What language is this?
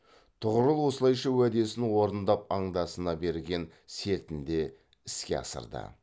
Kazakh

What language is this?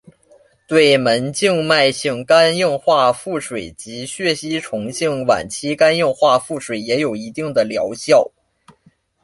Chinese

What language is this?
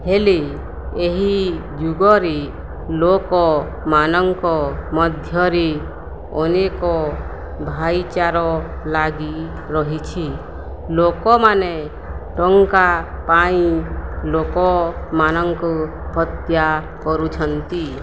Odia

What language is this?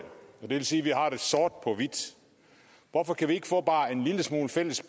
Danish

